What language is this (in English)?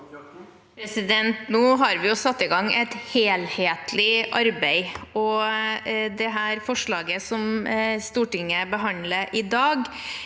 Norwegian